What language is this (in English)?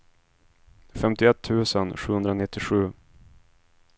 Swedish